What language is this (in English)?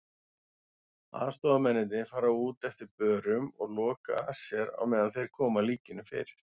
Icelandic